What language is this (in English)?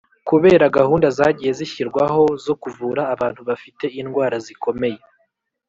Kinyarwanda